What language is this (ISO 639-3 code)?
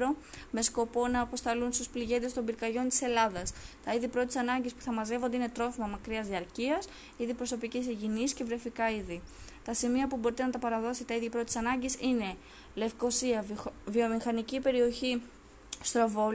ell